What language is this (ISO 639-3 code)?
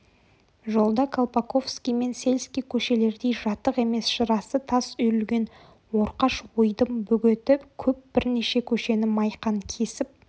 kaz